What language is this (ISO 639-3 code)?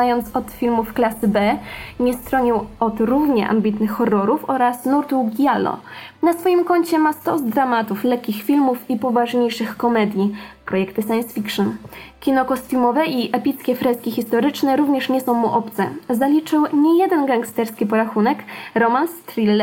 pol